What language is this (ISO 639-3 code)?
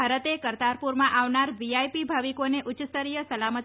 guj